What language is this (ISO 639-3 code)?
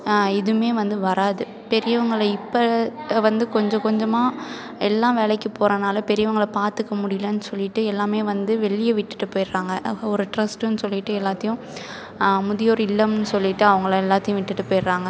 tam